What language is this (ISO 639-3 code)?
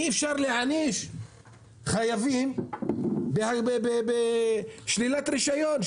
heb